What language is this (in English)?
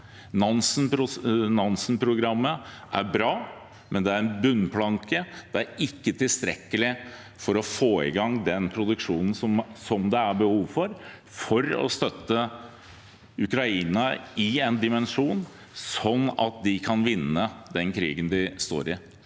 Norwegian